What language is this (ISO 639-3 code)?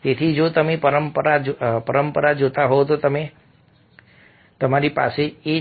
guj